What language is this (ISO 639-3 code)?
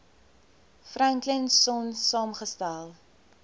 afr